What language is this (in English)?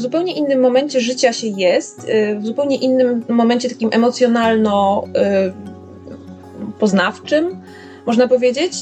Polish